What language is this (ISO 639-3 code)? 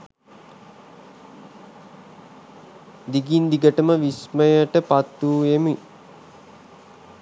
sin